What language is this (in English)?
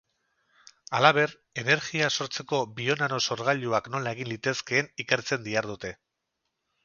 Basque